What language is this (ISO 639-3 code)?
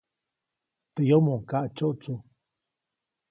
zoc